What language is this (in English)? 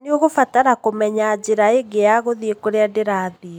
Kikuyu